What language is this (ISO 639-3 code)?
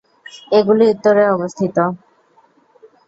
ben